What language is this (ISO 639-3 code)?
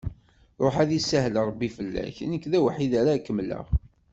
kab